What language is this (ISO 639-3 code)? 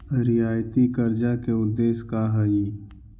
mag